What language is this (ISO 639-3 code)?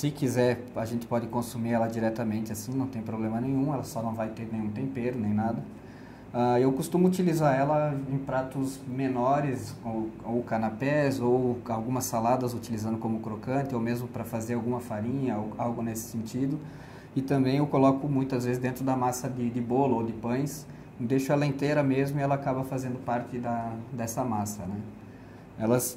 por